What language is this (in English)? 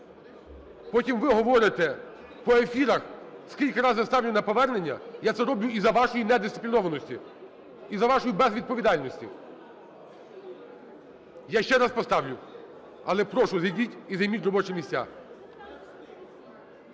Ukrainian